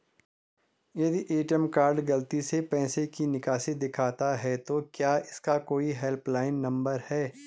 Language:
Hindi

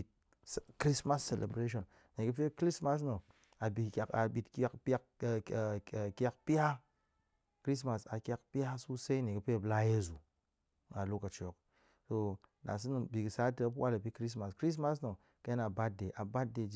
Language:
Goemai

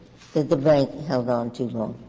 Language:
English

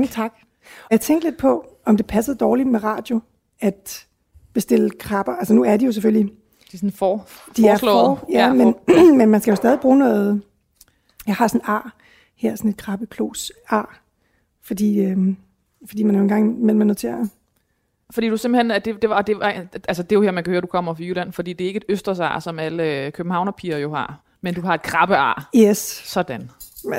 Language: Danish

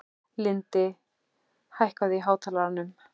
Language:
Icelandic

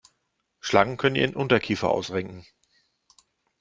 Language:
German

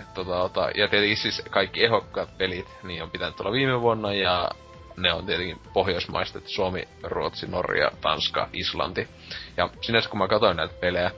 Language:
Finnish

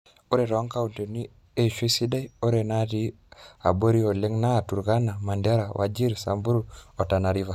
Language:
Masai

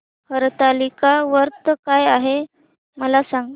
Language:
Marathi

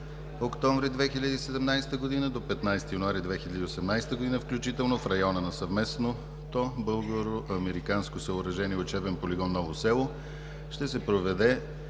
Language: Bulgarian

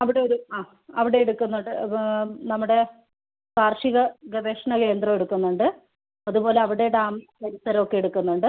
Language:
Malayalam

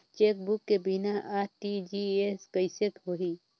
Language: Chhattisgarhi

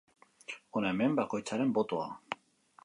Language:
Basque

